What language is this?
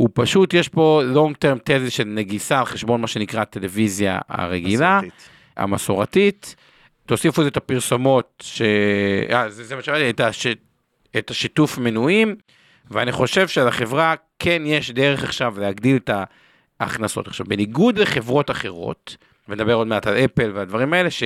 Hebrew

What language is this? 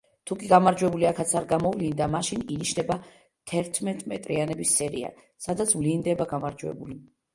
Georgian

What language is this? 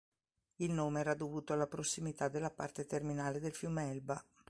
Italian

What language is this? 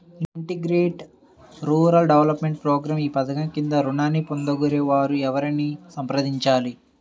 Telugu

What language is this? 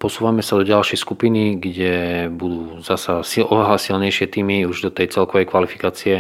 Slovak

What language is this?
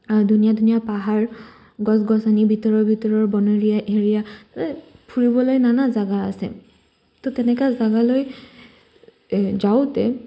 Assamese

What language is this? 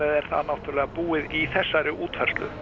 Icelandic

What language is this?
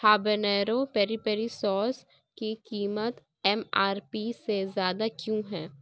Urdu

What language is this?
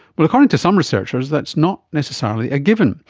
English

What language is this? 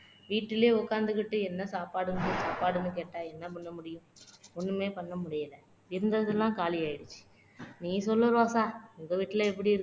Tamil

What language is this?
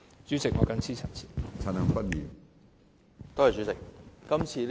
Cantonese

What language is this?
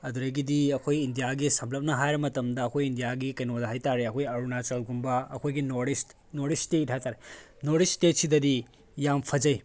Manipuri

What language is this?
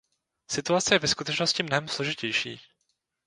Czech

